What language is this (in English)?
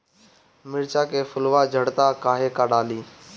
Bhojpuri